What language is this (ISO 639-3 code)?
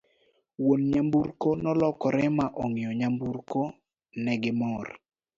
luo